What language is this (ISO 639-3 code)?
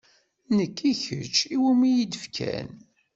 kab